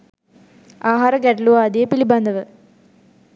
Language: Sinhala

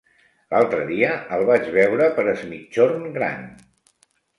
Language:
Catalan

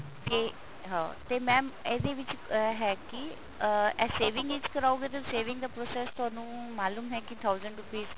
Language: Punjabi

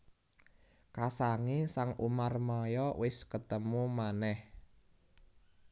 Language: Javanese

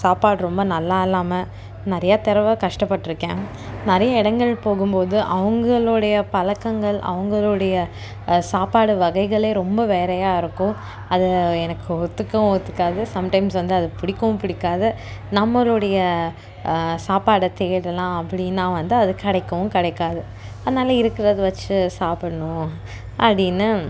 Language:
Tamil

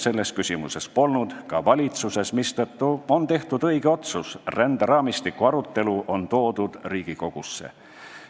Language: Estonian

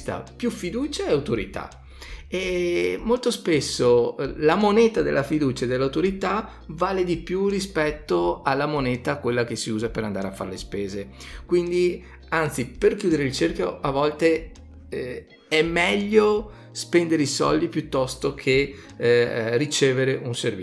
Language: Italian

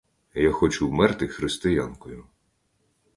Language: Ukrainian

